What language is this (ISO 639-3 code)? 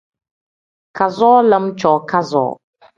kdh